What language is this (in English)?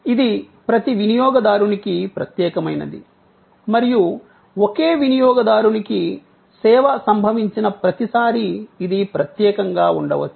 Telugu